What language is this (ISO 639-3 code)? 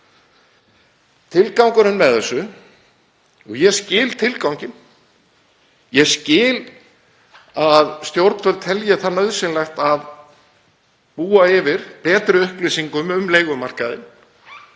isl